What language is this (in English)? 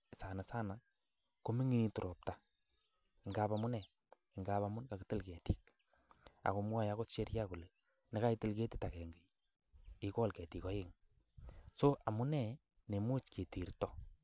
Kalenjin